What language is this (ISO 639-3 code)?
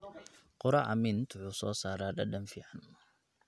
som